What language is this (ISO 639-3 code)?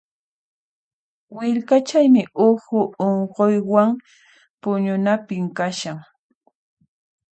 qxp